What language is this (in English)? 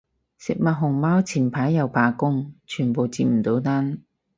Cantonese